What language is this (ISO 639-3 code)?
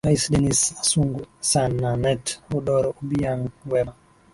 swa